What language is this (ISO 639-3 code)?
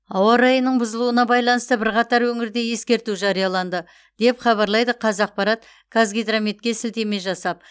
kaz